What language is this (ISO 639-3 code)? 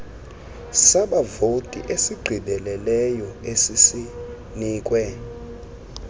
xho